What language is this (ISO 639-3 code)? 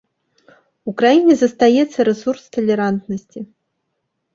bel